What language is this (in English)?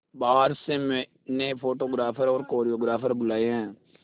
Hindi